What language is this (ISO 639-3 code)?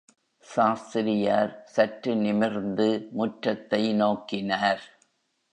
tam